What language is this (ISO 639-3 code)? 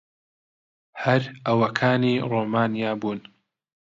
ckb